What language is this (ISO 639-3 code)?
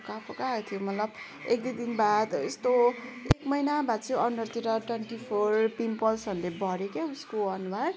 nep